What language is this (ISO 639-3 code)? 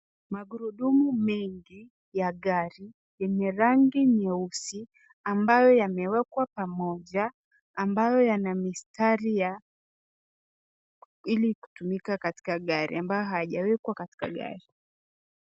swa